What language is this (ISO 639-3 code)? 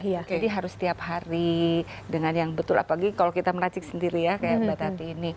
ind